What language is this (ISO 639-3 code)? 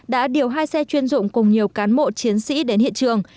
vie